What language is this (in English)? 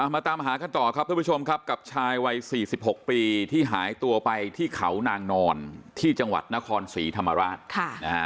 Thai